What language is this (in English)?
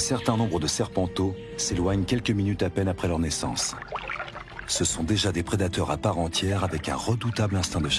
French